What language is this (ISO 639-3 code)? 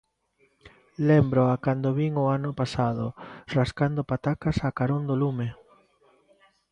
glg